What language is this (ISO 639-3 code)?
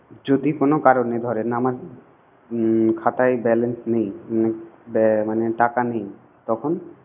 ben